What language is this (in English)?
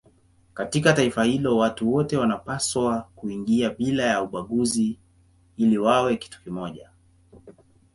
Swahili